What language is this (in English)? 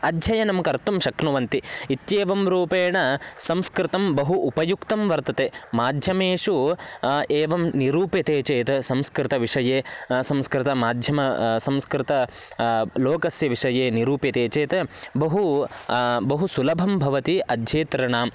Sanskrit